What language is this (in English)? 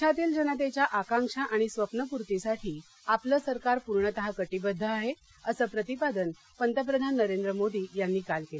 Marathi